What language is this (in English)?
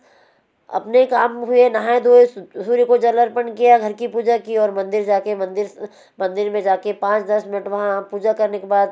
Hindi